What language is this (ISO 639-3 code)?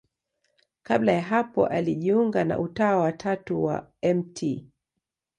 swa